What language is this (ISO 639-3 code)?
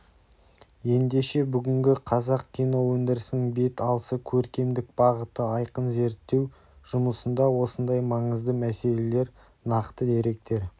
kaz